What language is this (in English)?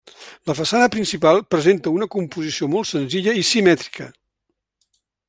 Catalan